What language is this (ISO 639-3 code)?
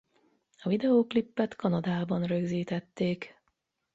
hun